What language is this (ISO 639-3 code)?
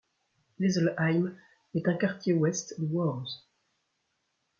fra